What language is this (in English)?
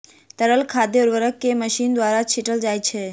Maithili